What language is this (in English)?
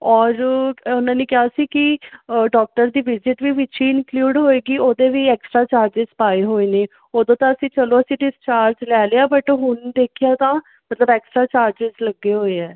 Punjabi